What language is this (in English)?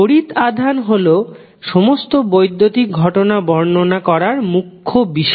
Bangla